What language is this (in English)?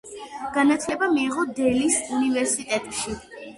Georgian